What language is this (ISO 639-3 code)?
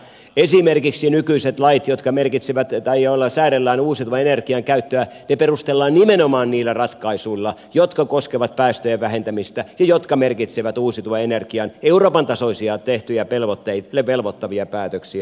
fin